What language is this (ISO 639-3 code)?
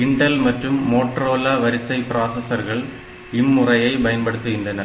tam